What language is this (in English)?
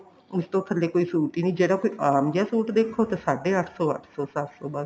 Punjabi